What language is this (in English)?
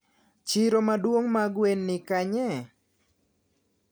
Luo (Kenya and Tanzania)